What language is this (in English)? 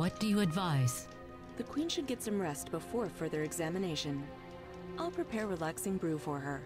German